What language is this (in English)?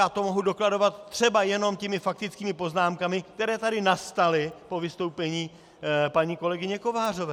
Czech